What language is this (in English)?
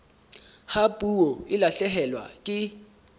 Southern Sotho